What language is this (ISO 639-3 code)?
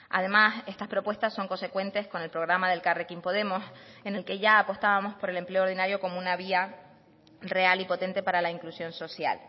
spa